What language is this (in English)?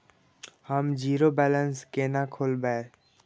Maithili